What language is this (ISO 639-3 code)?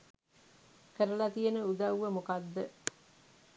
sin